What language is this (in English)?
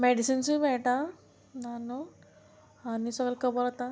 Konkani